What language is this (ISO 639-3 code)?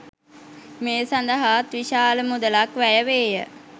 sin